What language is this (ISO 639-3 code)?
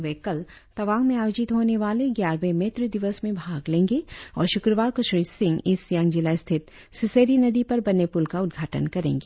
hin